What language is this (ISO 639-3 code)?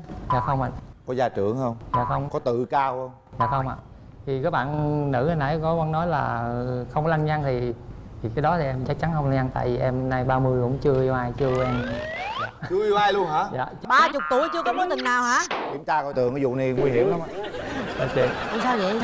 vie